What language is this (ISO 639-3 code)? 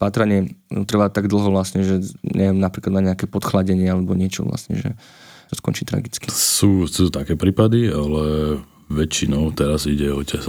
slk